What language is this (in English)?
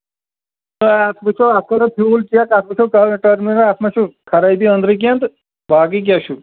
Kashmiri